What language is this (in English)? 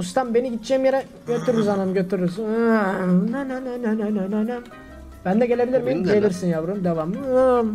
Turkish